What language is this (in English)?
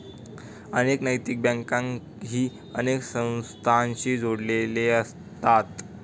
Marathi